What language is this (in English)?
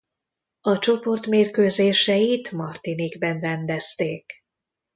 Hungarian